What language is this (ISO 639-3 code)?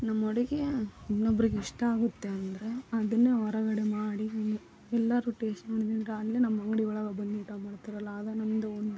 kan